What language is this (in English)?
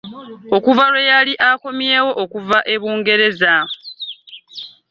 Ganda